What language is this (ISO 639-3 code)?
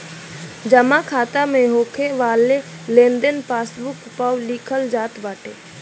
bho